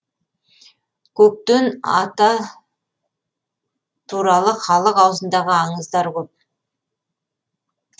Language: Kazakh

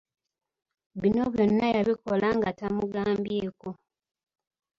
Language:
Ganda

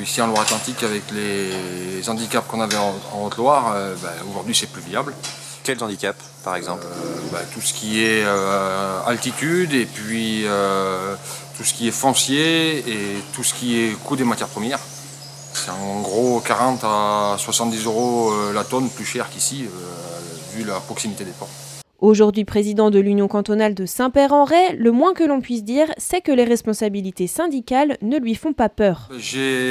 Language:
French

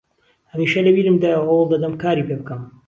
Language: Central Kurdish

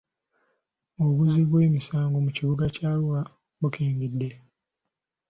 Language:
Ganda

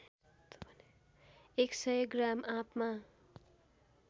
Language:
Nepali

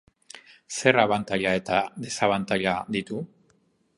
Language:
Basque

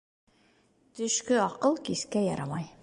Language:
Bashkir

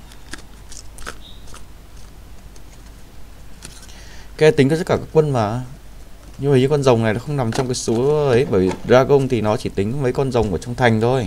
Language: Vietnamese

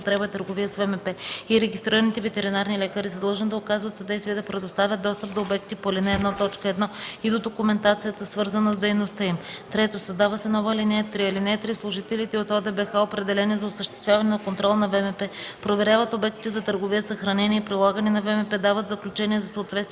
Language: Bulgarian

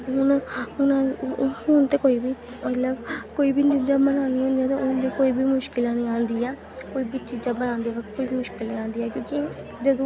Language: Dogri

